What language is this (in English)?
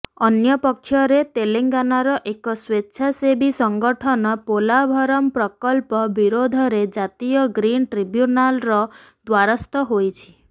Odia